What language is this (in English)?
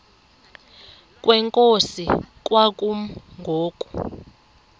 Xhosa